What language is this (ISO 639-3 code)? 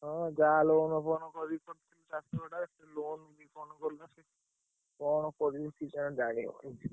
ori